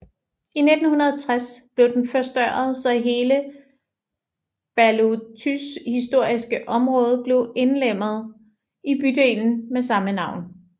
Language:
Danish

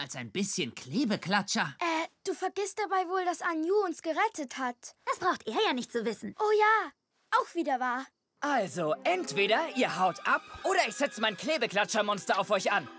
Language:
German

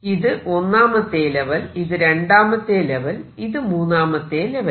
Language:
Malayalam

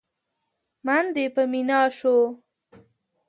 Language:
Pashto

